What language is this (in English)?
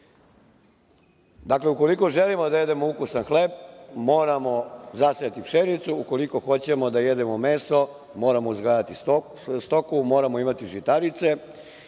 Serbian